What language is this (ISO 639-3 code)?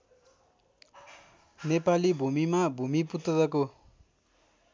nep